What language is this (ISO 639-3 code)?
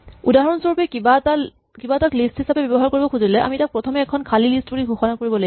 asm